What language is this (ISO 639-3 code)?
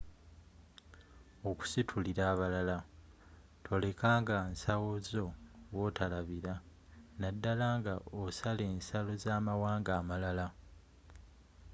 lug